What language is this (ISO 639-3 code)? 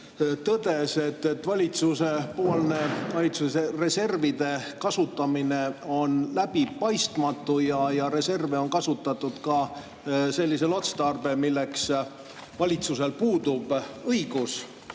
est